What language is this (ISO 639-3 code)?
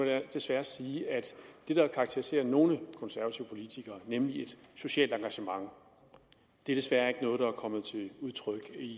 dan